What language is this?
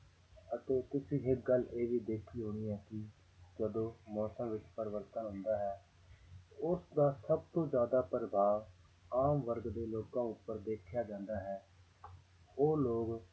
Punjabi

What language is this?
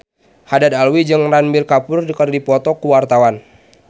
Sundanese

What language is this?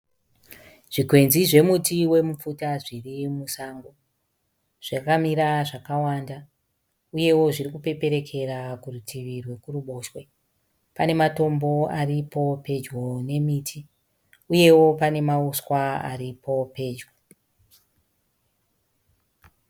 Shona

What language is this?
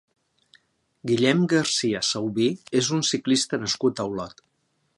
Catalan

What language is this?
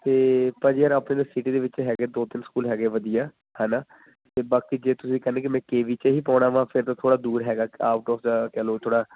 Punjabi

